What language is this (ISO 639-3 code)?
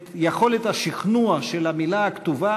heb